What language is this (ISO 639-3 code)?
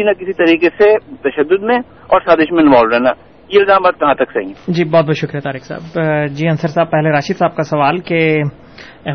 urd